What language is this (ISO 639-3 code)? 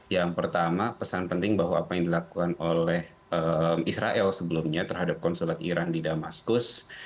ind